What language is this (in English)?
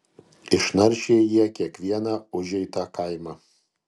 Lithuanian